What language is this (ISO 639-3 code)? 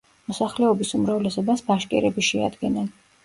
kat